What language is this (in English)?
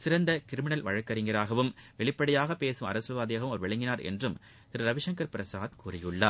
Tamil